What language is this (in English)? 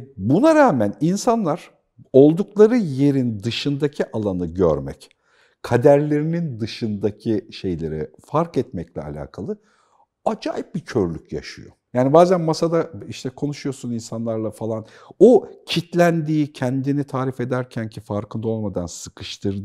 Turkish